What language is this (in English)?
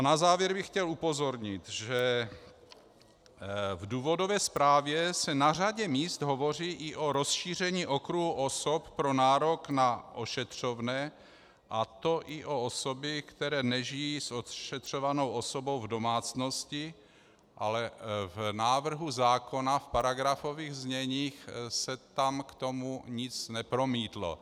Czech